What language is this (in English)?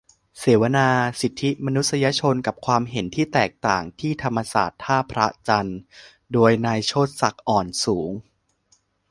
Thai